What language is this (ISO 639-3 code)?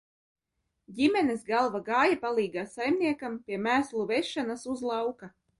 lav